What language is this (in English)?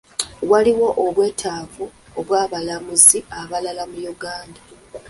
Ganda